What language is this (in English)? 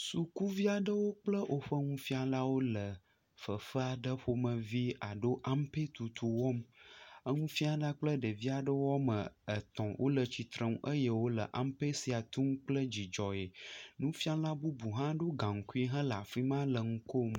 Ewe